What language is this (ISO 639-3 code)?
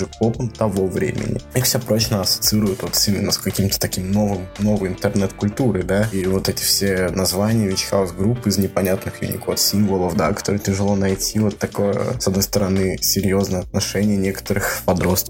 rus